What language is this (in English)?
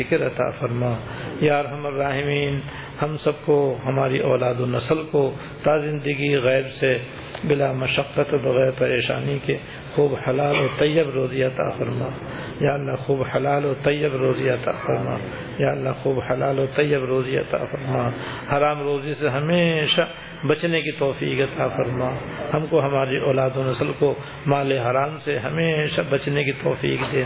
Urdu